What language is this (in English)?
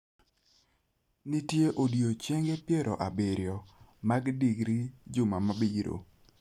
Luo (Kenya and Tanzania)